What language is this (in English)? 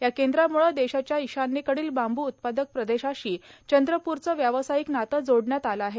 Marathi